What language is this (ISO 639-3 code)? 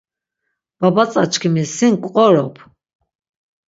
lzz